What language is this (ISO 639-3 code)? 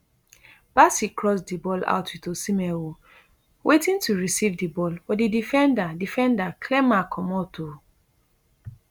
pcm